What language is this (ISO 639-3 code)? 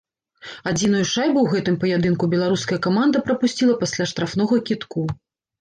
bel